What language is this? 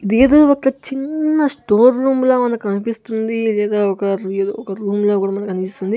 Telugu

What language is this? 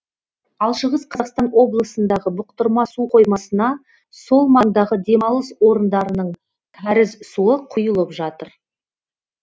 Kazakh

